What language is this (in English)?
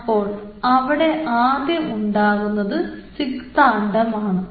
Malayalam